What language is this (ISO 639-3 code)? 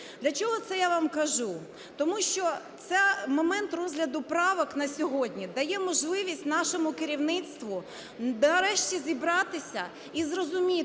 ukr